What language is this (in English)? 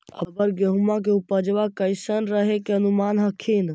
Magahi